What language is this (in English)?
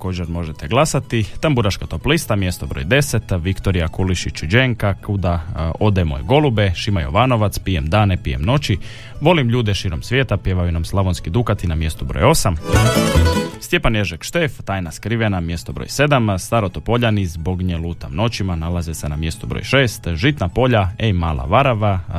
Croatian